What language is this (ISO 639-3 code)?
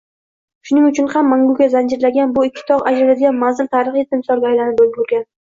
uzb